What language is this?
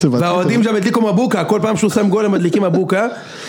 Hebrew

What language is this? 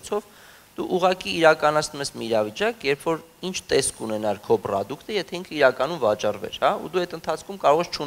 German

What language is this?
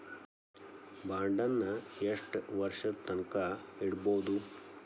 Kannada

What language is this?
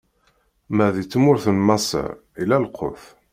Kabyle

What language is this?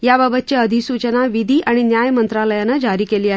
Marathi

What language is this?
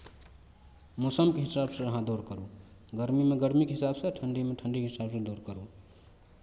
Maithili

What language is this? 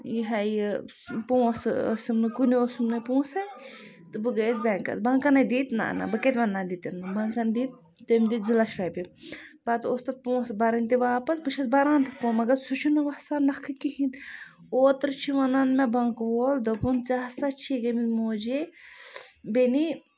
Kashmiri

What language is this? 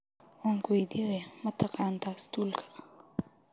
Somali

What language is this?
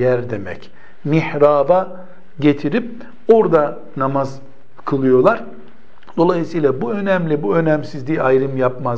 Turkish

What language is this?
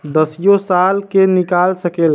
Bhojpuri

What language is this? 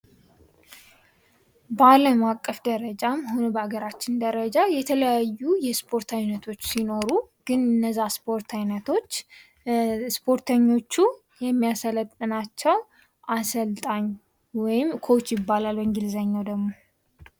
Amharic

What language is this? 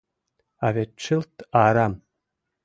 Mari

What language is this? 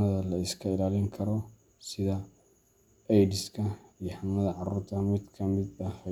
Somali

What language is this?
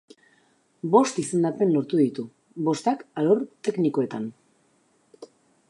Basque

